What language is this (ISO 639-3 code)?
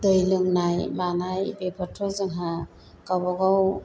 brx